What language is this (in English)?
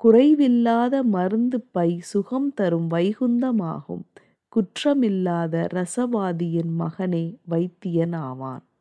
Tamil